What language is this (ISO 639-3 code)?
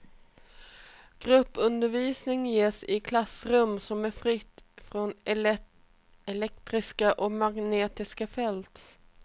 swe